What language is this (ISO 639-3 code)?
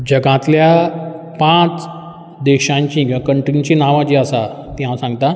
kok